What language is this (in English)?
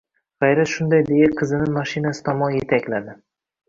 Uzbek